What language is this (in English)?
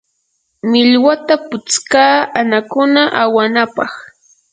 Yanahuanca Pasco Quechua